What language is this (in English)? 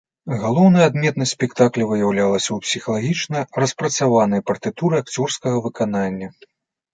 Belarusian